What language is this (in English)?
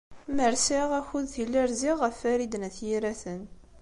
Kabyle